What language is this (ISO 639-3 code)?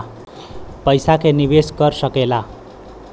bho